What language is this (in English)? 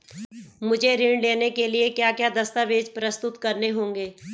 Hindi